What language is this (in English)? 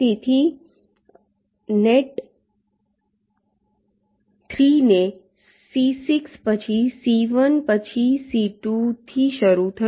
Gujarati